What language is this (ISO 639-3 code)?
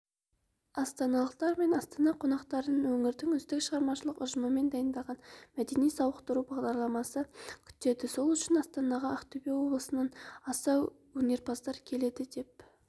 kaz